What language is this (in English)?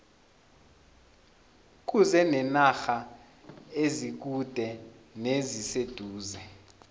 South Ndebele